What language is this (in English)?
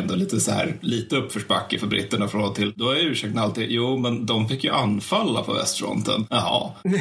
Swedish